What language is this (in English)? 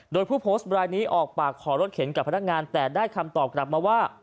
Thai